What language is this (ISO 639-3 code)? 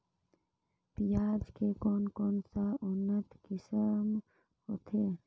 hne